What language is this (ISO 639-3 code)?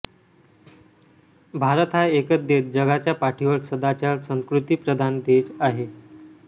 mar